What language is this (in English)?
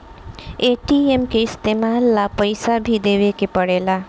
Bhojpuri